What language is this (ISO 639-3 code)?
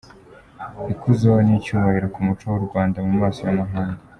kin